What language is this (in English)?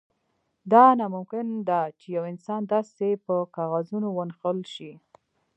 Pashto